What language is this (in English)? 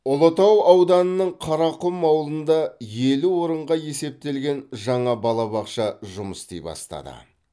Kazakh